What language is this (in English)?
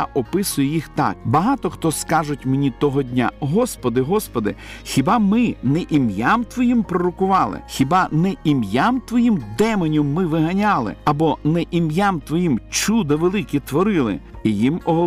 Ukrainian